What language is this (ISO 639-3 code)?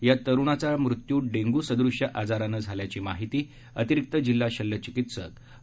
mar